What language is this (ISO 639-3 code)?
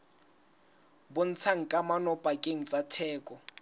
sot